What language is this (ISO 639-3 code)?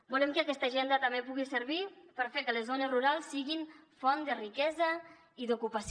cat